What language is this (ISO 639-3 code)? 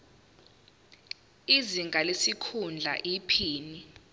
zul